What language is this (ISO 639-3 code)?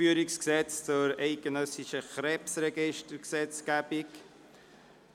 gsw